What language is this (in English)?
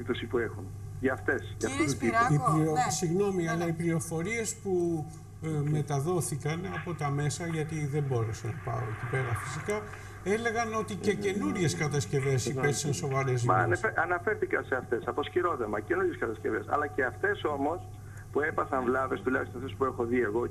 Greek